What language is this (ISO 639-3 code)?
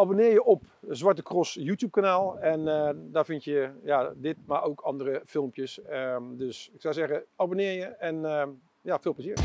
nld